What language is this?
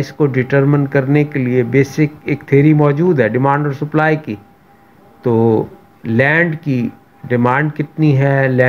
Hindi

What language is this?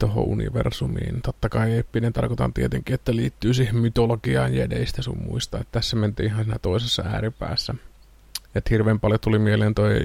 Finnish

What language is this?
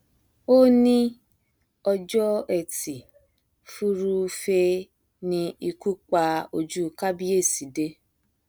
Yoruba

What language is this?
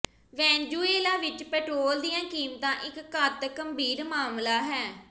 Punjabi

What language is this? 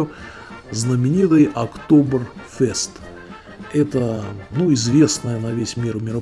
Russian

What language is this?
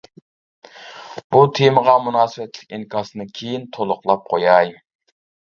Uyghur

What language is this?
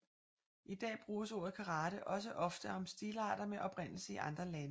Danish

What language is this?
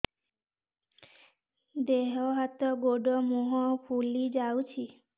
Odia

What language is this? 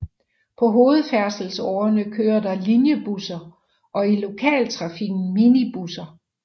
Danish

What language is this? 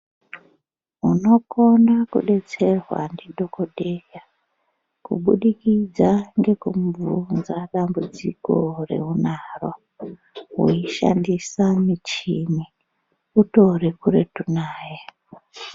Ndau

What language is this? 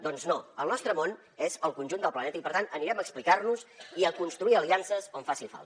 Catalan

